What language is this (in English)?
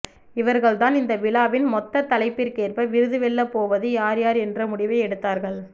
Tamil